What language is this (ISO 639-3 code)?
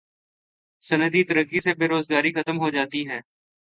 urd